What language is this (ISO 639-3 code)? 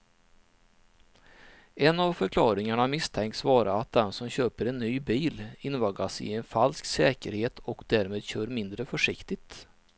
swe